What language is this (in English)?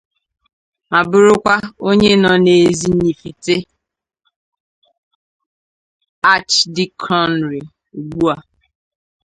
Igbo